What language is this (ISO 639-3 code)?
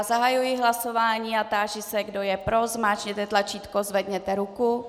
ces